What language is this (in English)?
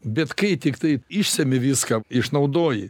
Lithuanian